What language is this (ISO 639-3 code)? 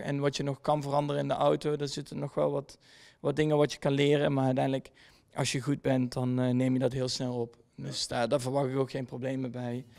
nld